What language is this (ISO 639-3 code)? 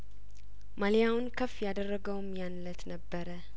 amh